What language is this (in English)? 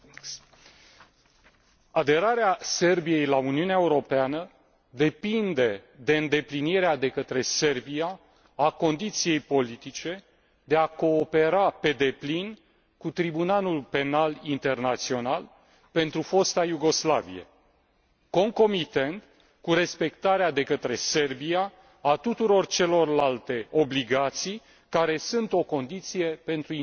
Romanian